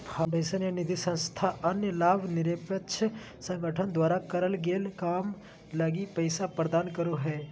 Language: Magahi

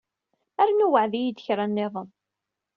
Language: Kabyle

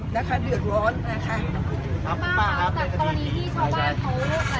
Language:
Thai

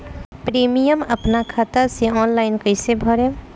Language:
Bhojpuri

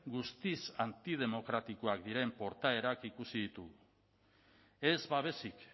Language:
Basque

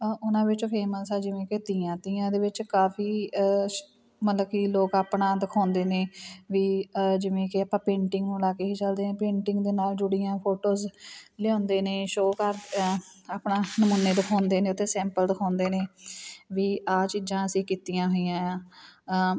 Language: Punjabi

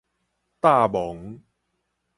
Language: Min Nan Chinese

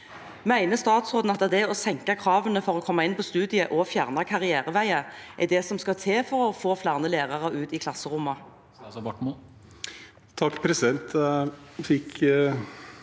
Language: Norwegian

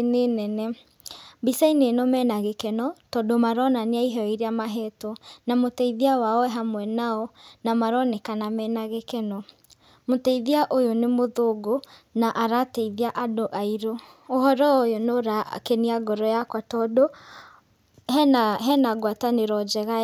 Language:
Kikuyu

